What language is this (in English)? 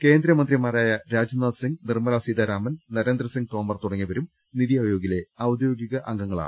Malayalam